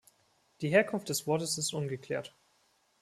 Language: German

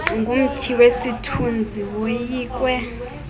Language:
Xhosa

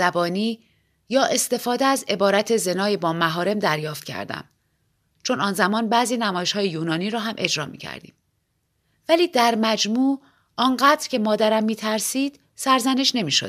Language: Persian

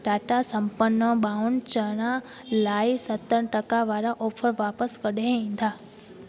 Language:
Sindhi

